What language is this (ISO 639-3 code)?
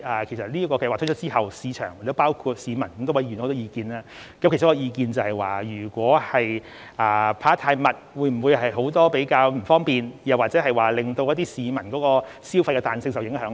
yue